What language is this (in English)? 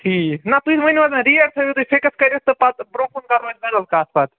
Kashmiri